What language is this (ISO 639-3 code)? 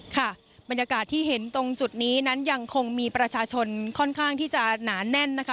tha